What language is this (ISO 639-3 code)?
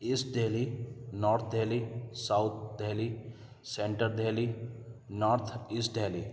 urd